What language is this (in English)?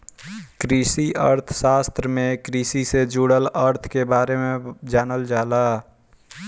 Bhojpuri